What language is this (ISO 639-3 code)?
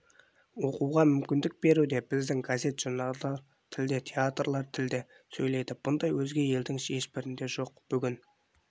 kaz